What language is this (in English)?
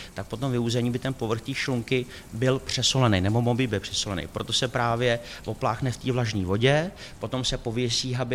Czech